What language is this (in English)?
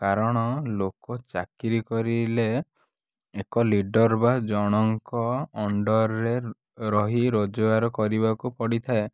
Odia